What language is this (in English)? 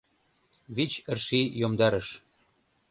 Mari